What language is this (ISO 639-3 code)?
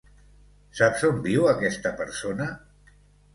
cat